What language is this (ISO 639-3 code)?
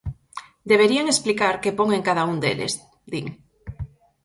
glg